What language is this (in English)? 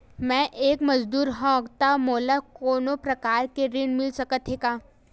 Chhattisgarhi